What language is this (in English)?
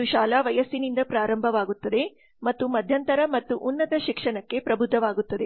Kannada